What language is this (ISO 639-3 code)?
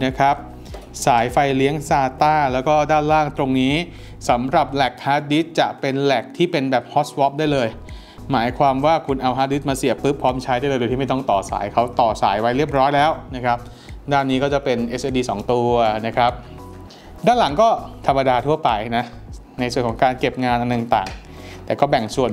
tha